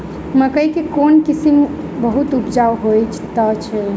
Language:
Maithili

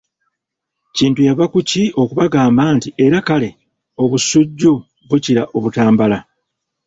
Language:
Ganda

